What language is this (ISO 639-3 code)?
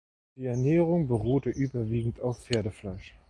deu